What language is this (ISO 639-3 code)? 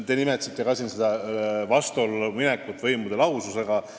est